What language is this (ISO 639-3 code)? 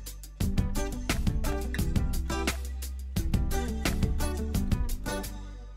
jpn